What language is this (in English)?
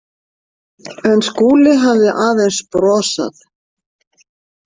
Icelandic